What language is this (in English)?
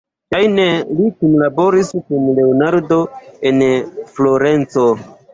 Esperanto